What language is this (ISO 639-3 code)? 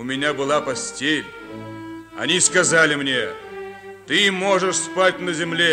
rus